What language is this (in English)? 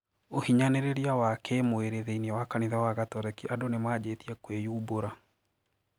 Kikuyu